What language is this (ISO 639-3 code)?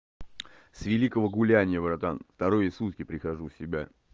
rus